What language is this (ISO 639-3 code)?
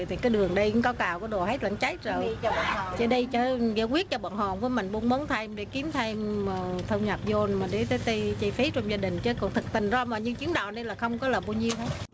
vie